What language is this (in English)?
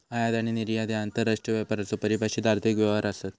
Marathi